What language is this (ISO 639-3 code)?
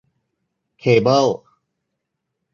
tha